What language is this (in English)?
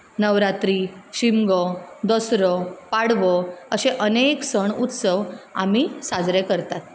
Konkani